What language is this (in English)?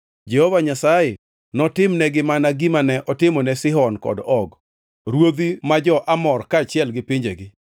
Luo (Kenya and Tanzania)